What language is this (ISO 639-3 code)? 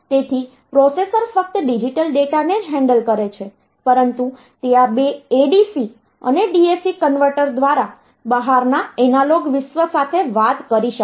guj